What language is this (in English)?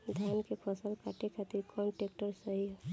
Bhojpuri